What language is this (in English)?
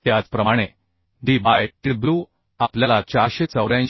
Marathi